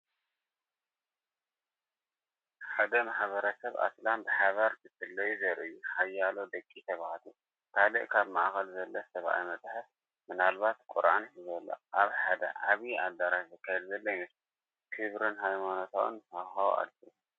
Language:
Tigrinya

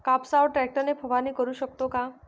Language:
Marathi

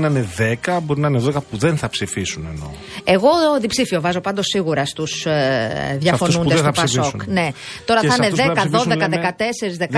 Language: Greek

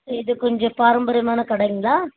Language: Tamil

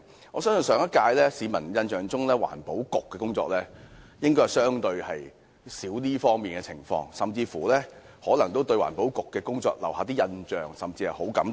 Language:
Cantonese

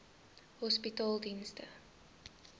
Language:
Afrikaans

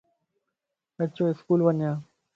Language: Lasi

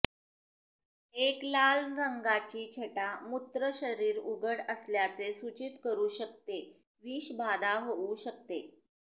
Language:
Marathi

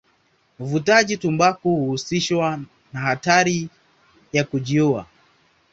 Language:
Swahili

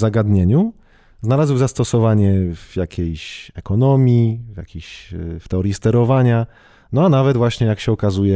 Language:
Polish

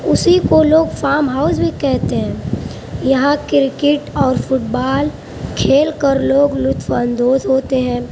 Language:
Urdu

